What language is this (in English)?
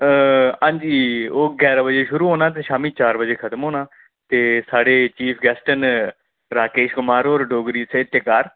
Dogri